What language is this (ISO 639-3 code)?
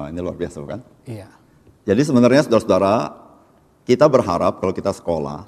ind